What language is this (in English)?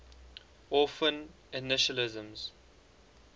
English